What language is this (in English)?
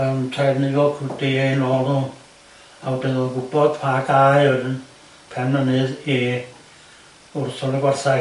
Welsh